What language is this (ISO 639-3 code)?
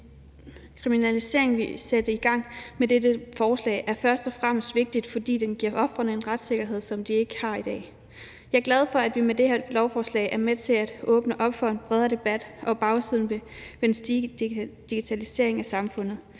dan